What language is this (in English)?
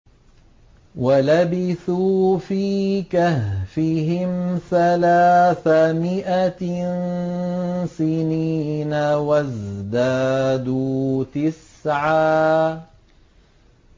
Arabic